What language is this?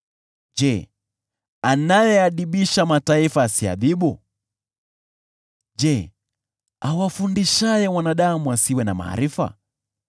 Swahili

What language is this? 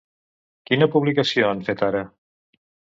Catalan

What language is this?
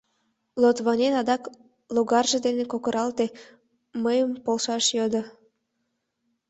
Mari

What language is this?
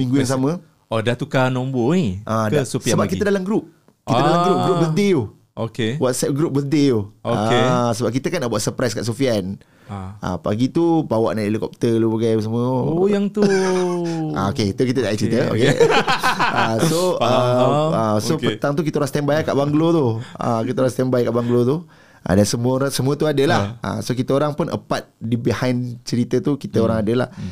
Malay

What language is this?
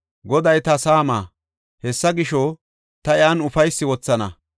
Gofa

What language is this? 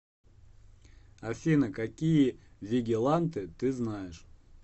Russian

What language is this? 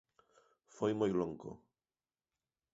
Galician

